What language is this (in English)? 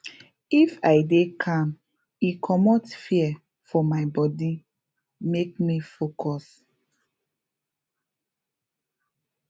Nigerian Pidgin